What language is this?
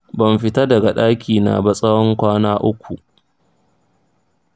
Hausa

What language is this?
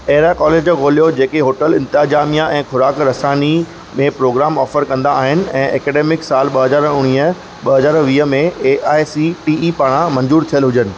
Sindhi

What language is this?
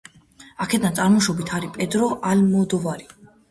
Georgian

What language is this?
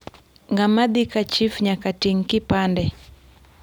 Luo (Kenya and Tanzania)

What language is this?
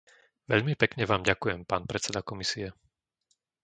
Slovak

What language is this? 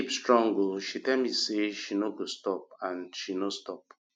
Nigerian Pidgin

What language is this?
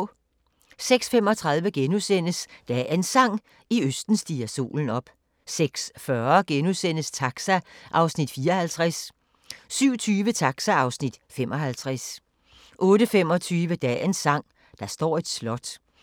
Danish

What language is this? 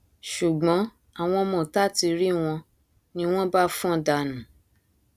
Yoruba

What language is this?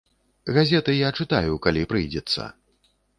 Belarusian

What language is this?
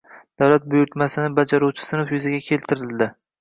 Uzbek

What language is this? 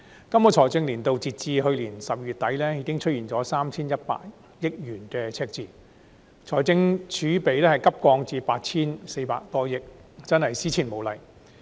Cantonese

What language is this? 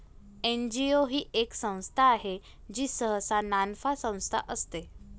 Marathi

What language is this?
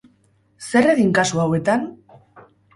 Basque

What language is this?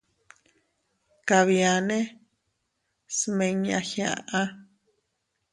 Teutila Cuicatec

